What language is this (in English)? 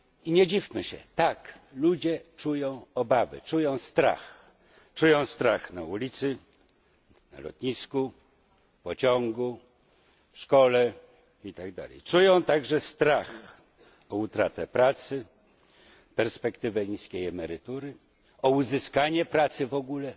Polish